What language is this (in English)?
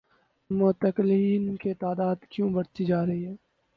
Urdu